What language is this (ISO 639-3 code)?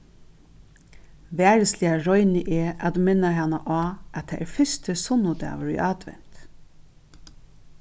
fao